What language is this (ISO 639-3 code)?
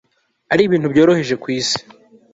kin